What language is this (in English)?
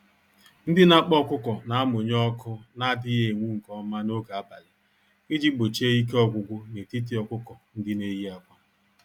Igbo